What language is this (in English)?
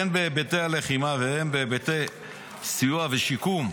Hebrew